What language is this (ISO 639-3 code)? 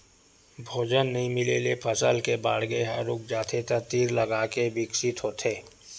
hne